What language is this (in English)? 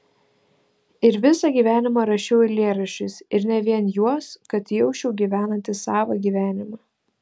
Lithuanian